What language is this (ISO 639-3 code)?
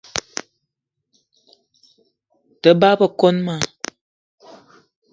eto